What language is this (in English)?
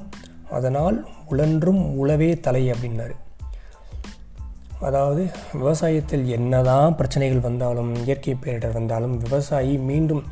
Tamil